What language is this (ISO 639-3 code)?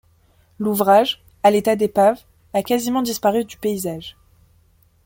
fra